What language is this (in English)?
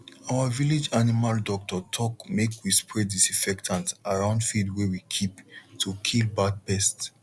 Nigerian Pidgin